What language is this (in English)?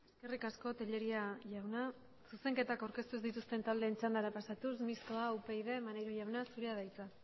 Basque